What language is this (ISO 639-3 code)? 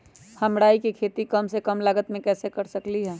mag